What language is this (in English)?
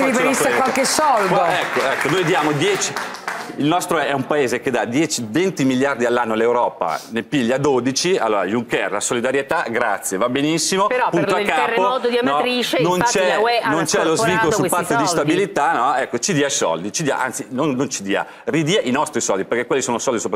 Italian